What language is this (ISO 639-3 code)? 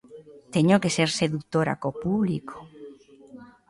glg